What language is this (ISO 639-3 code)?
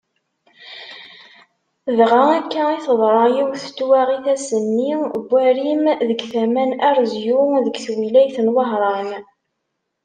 kab